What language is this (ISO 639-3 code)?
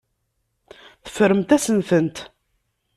kab